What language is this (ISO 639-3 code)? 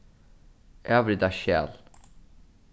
fao